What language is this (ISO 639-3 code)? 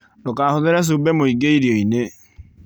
kik